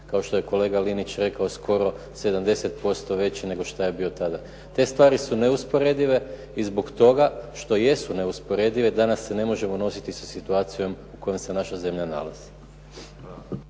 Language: Croatian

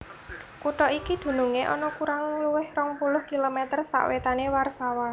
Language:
Javanese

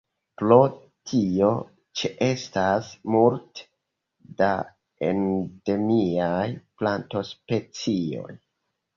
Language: Esperanto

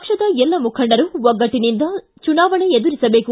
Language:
Kannada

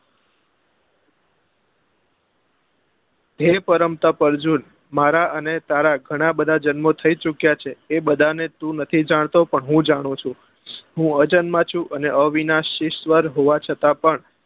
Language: Gujarati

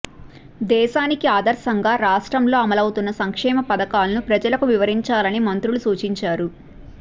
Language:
Telugu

